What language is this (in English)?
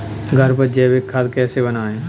Hindi